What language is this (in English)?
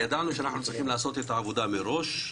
Hebrew